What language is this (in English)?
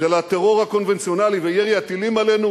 Hebrew